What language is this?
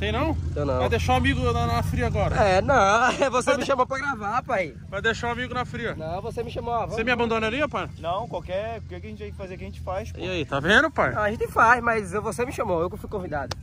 Portuguese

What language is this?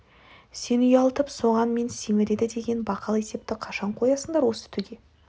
Kazakh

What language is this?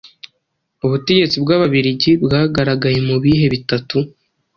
Kinyarwanda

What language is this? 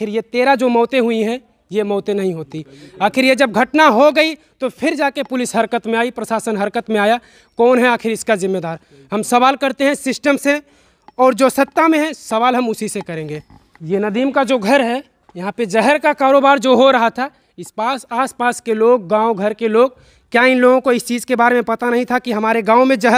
Hindi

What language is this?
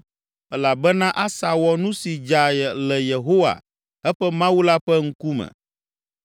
Ewe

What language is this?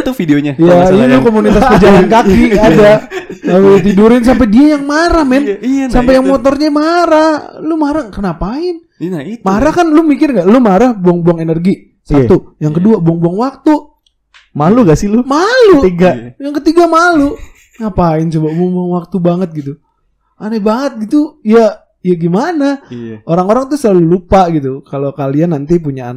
Indonesian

